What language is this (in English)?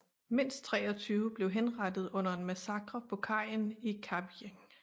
Danish